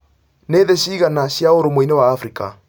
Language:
Kikuyu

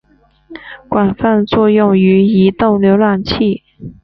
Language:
Chinese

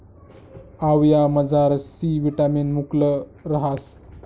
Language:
Marathi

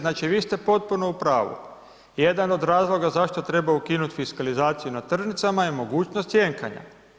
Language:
Croatian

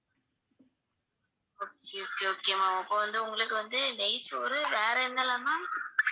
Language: Tamil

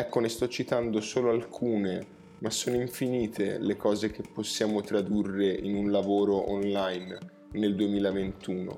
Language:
Italian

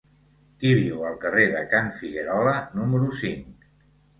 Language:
Catalan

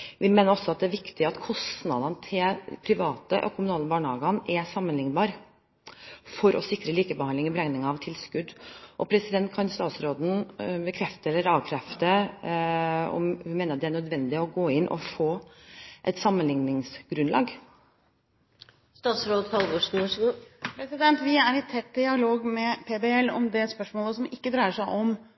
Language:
Norwegian Bokmål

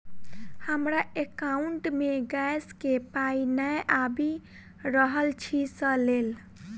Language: Maithili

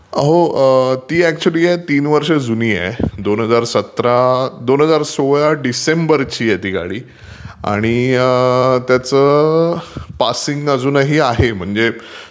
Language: Marathi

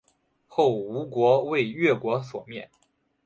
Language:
Chinese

